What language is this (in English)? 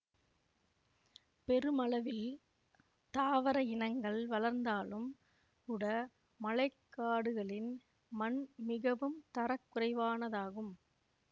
Tamil